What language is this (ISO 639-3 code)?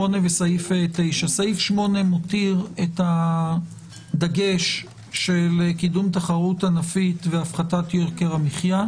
heb